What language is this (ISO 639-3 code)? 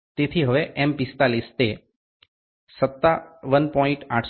guj